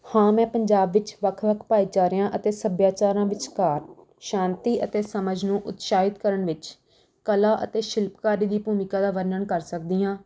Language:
Punjabi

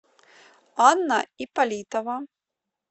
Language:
Russian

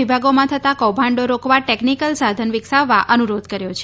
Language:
Gujarati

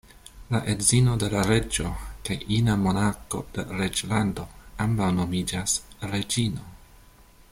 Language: Esperanto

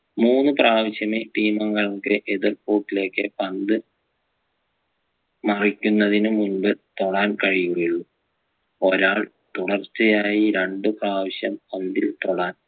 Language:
Malayalam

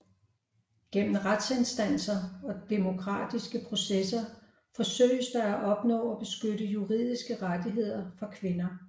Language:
Danish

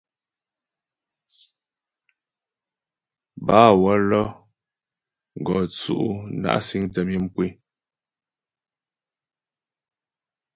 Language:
Ghomala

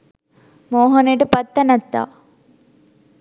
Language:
Sinhala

